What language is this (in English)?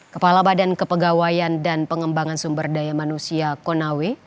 Indonesian